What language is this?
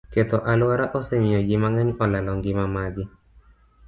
Luo (Kenya and Tanzania)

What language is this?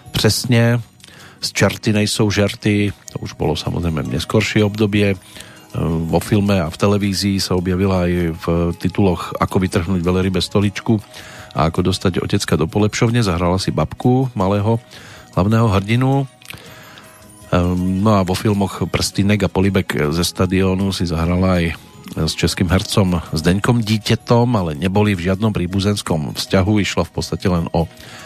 Slovak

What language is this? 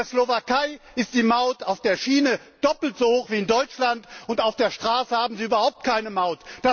German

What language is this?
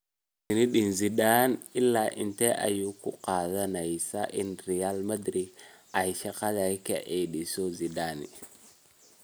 Somali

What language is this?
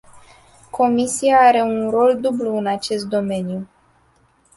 Romanian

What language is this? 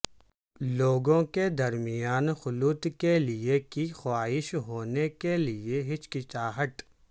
Urdu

